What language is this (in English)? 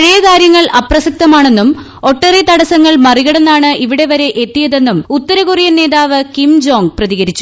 Malayalam